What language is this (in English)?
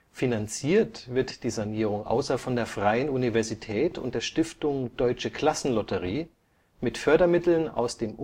German